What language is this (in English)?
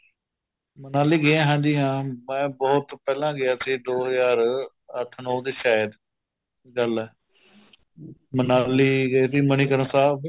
Punjabi